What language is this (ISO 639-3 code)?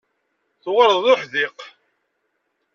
kab